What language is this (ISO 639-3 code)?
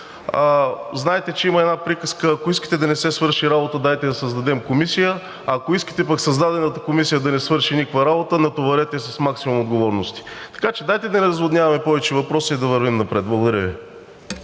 bul